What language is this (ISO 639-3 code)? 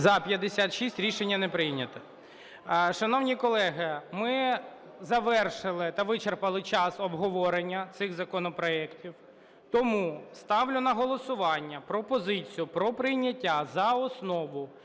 ukr